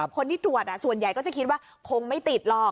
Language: Thai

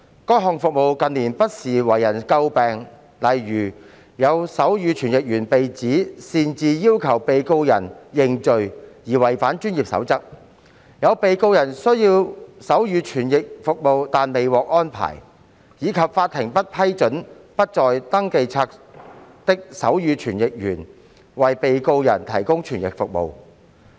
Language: Cantonese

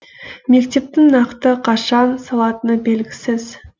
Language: Kazakh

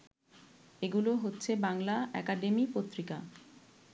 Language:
Bangla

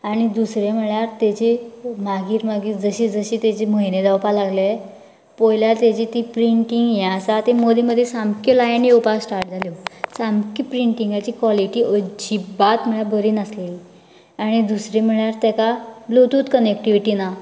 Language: Konkani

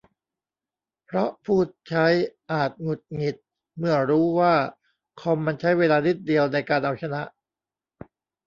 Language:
Thai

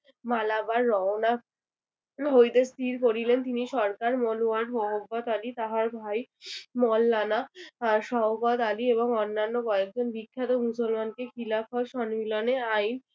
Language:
Bangla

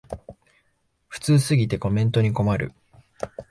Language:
Japanese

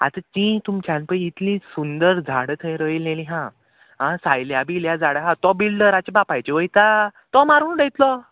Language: Konkani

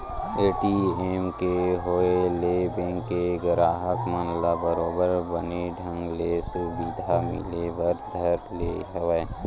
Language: Chhattisgarhi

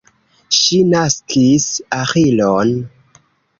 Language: Esperanto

